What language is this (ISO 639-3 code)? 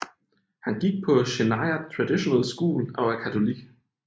dan